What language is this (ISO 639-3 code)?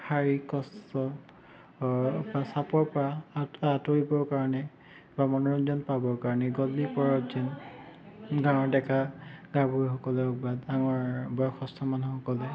asm